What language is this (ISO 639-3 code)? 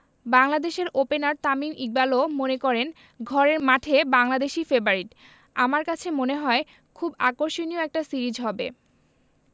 ben